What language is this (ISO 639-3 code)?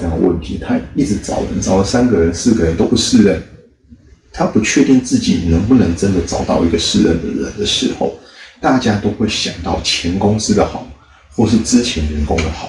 zho